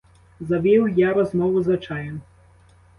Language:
Ukrainian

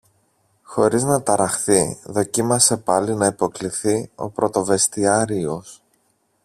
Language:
Greek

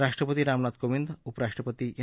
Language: Marathi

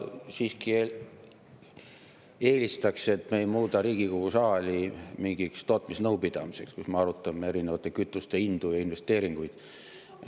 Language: Estonian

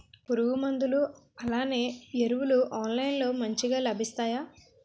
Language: Telugu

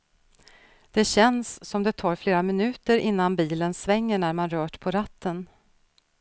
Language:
Swedish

